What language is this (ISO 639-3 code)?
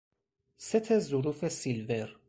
fas